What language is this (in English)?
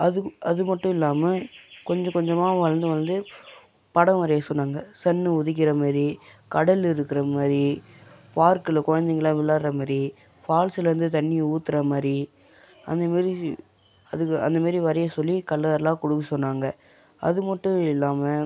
Tamil